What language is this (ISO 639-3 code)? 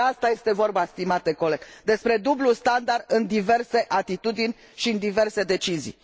ron